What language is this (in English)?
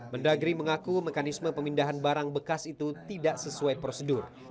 Indonesian